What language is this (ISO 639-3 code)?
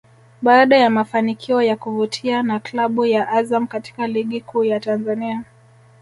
swa